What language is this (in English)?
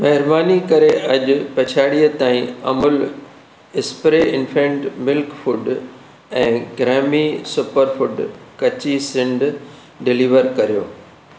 Sindhi